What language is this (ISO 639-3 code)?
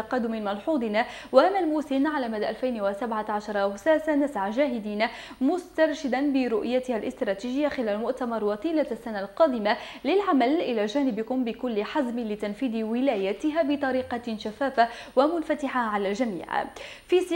ara